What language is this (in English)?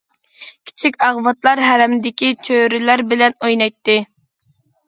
Uyghur